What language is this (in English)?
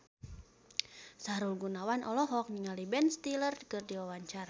Sundanese